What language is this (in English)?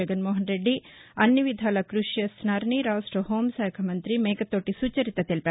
Telugu